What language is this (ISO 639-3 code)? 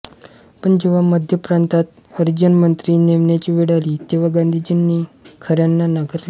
mar